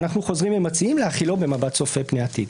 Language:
Hebrew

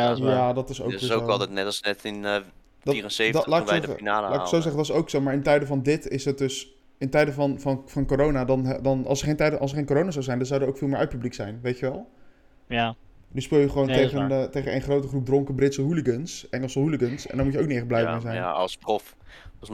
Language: Dutch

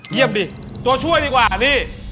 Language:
Thai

